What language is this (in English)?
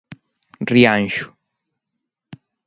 Galician